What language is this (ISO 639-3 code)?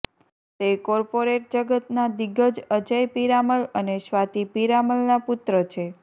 guj